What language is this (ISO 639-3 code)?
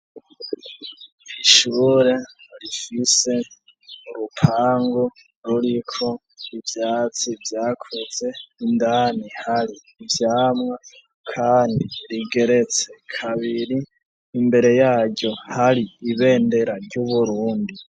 run